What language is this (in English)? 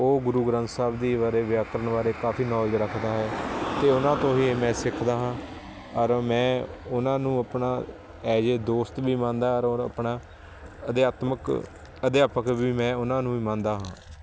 Punjabi